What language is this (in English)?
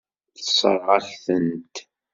Kabyle